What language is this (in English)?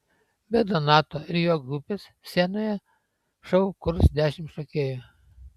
Lithuanian